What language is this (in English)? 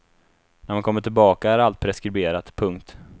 Swedish